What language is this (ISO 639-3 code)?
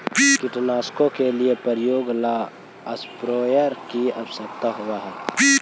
mag